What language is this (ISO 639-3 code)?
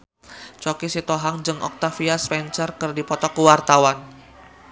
sun